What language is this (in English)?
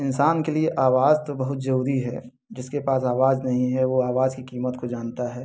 Hindi